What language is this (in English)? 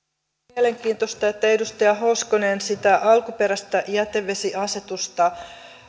Finnish